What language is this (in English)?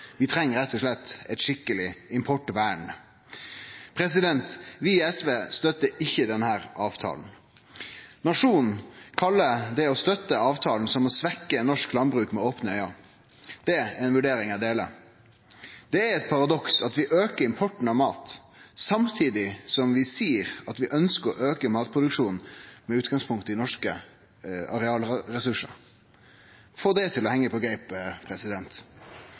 Norwegian Nynorsk